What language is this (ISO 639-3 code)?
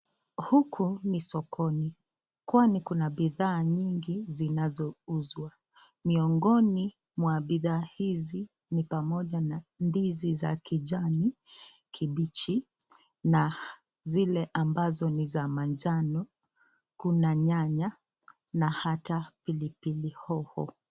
swa